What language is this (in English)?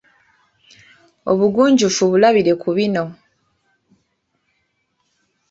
Ganda